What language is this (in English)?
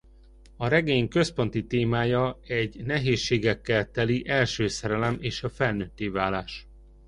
Hungarian